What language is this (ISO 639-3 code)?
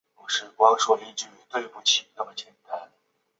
zho